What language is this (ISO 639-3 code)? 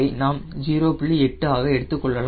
tam